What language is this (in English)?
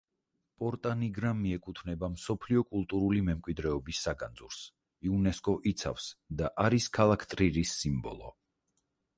Georgian